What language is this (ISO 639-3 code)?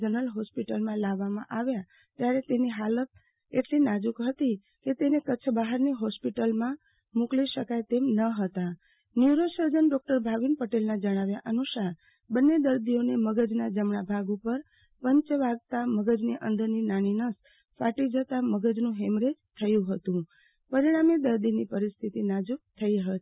guj